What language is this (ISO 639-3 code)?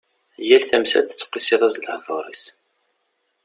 kab